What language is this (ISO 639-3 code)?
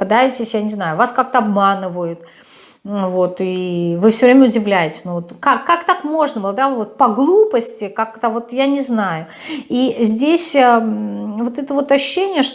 rus